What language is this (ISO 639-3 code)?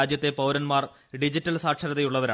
mal